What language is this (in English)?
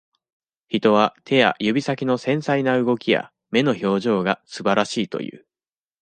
Japanese